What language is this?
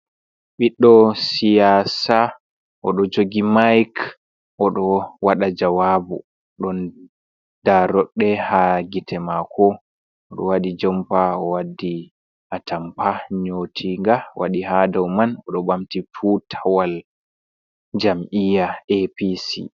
Fula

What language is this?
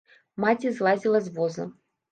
Belarusian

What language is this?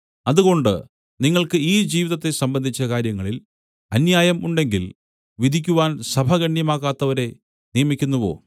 Malayalam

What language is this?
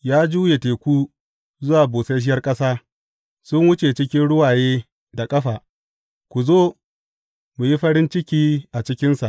Hausa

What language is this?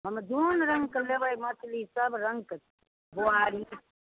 Maithili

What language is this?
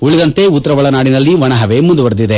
Kannada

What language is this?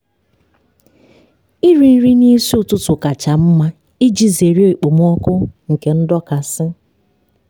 Igbo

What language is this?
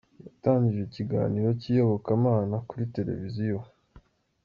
Kinyarwanda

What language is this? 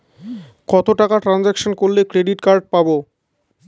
Bangla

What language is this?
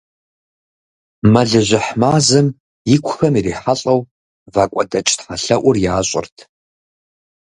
Kabardian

